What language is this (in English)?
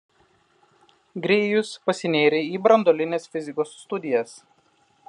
Lithuanian